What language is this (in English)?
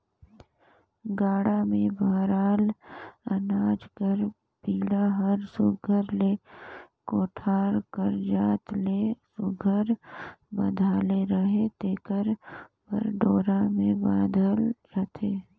Chhattisgarhi